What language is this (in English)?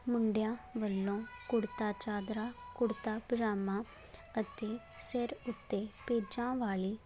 Punjabi